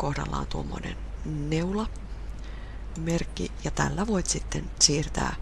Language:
Finnish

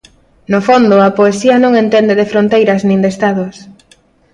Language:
Galician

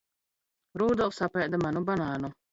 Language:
Latvian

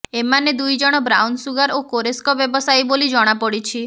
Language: Odia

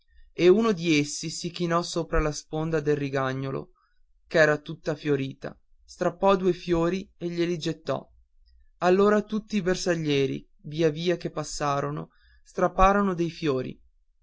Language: Italian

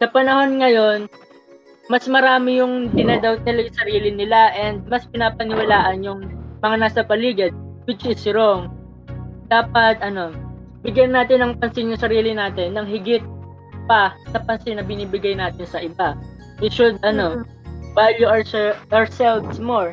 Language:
Filipino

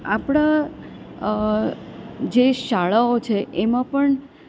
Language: Gujarati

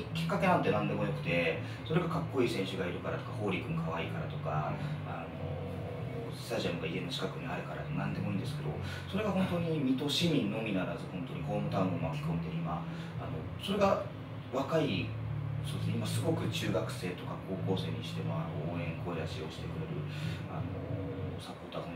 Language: Japanese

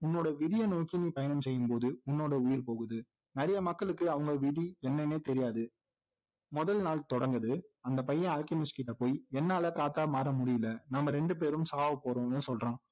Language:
Tamil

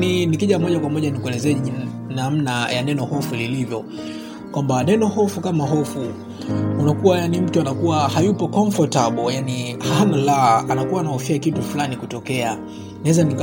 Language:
Swahili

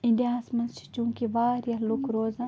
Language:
Kashmiri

